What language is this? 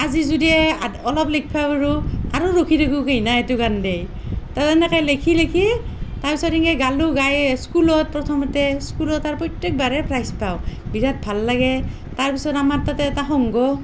Assamese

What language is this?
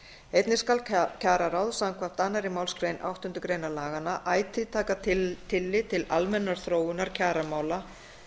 Icelandic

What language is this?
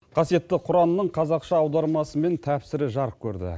Kazakh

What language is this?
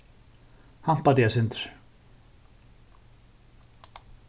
Faroese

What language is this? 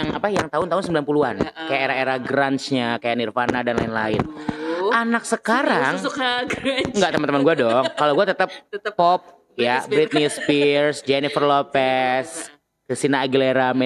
Indonesian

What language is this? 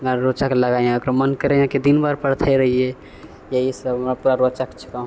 Maithili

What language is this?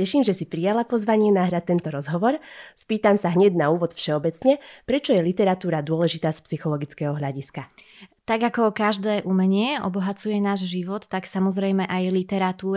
Slovak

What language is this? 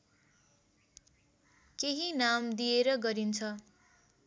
Nepali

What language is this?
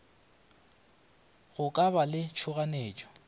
Northern Sotho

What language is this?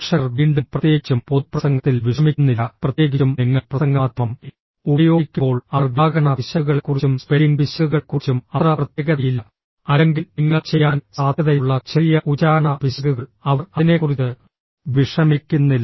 Malayalam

